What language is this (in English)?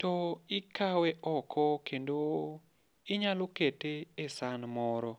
Luo (Kenya and Tanzania)